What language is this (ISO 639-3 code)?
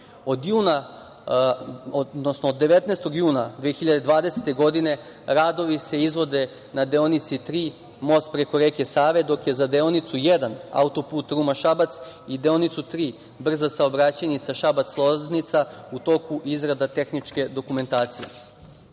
srp